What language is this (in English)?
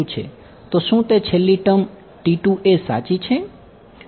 Gujarati